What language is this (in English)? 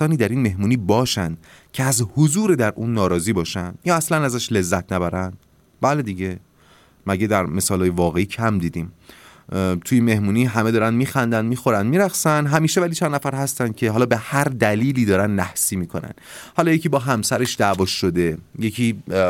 Persian